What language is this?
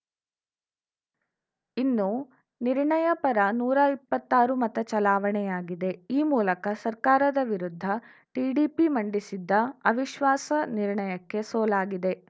Kannada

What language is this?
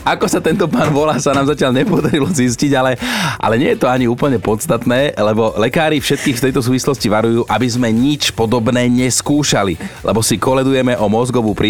Slovak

